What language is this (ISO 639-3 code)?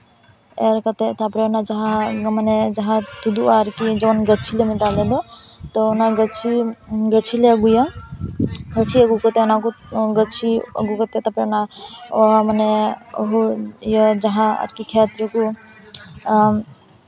sat